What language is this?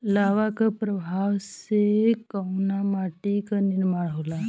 Bhojpuri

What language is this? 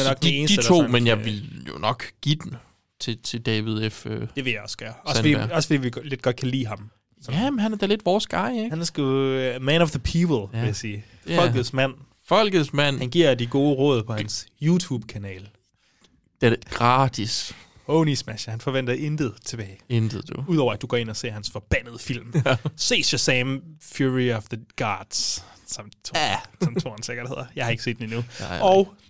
Danish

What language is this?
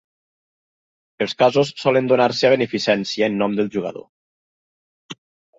Catalan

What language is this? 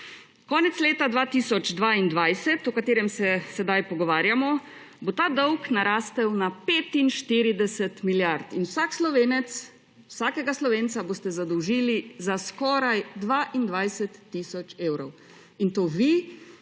Slovenian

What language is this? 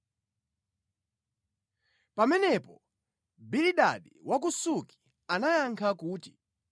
Nyanja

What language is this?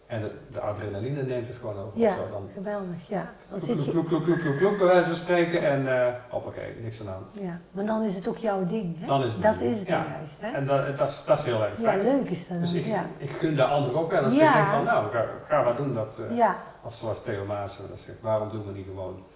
Dutch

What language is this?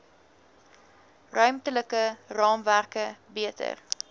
Afrikaans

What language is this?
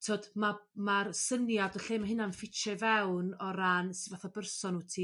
Welsh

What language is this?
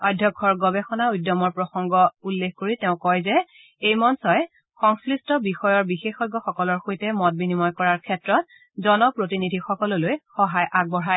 Assamese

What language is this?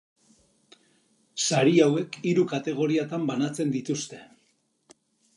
Basque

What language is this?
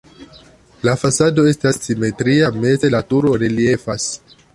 Esperanto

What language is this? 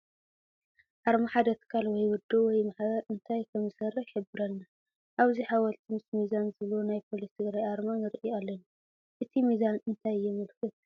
Tigrinya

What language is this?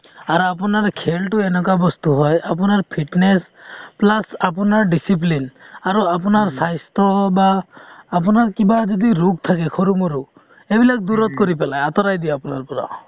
Assamese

